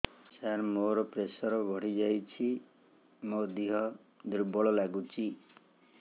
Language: Odia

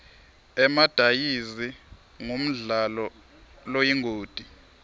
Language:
Swati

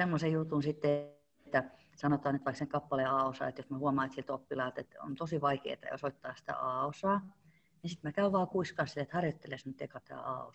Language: Finnish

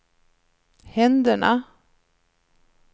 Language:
Swedish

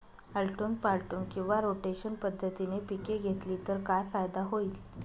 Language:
Marathi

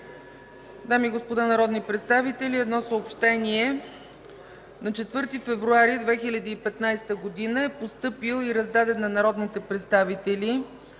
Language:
Bulgarian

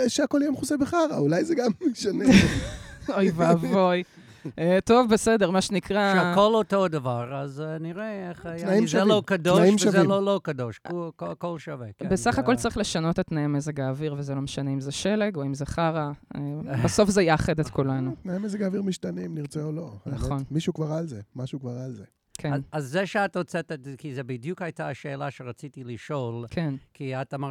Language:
Hebrew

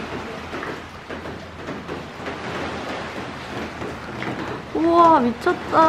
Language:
Korean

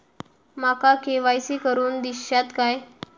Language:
Marathi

